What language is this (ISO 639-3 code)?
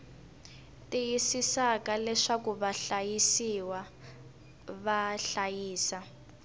tso